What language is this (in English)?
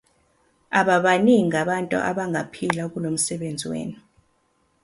Zulu